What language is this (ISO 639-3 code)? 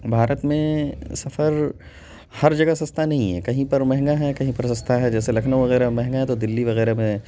urd